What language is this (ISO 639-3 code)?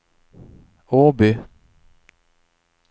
swe